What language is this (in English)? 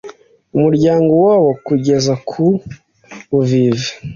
Kinyarwanda